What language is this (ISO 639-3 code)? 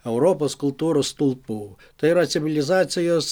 lit